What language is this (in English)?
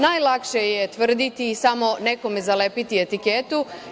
Serbian